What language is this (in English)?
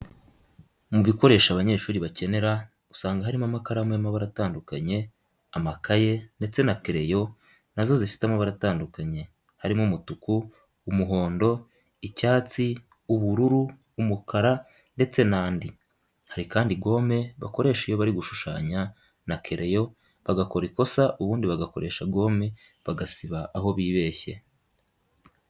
Kinyarwanda